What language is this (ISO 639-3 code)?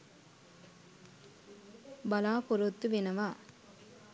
sin